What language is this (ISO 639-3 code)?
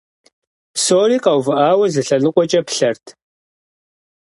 kbd